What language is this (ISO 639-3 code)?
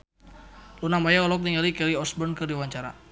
sun